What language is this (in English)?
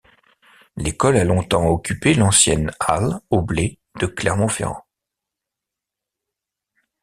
French